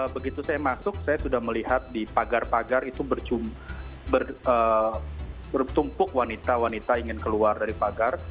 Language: Indonesian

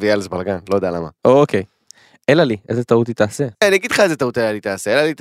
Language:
Hebrew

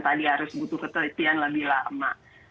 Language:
Indonesian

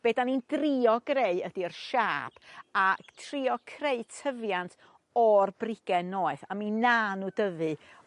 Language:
Welsh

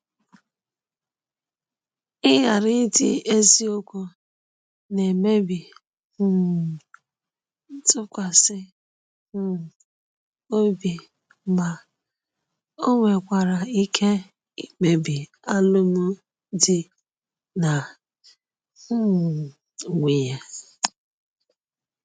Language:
Igbo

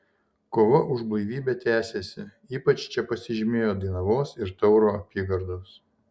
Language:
Lithuanian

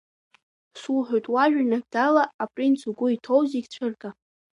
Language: Abkhazian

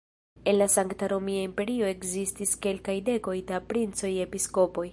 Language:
Esperanto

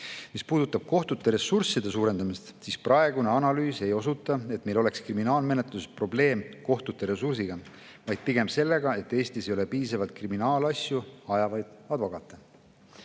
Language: Estonian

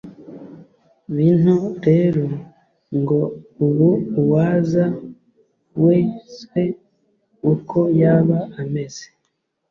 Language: Kinyarwanda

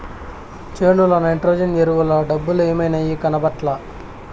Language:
Telugu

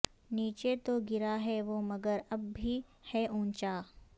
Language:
Urdu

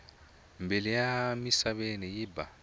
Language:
Tsonga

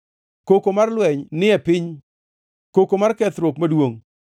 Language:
Luo (Kenya and Tanzania)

